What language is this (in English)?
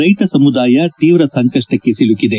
Kannada